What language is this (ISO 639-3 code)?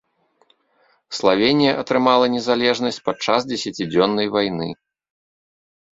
bel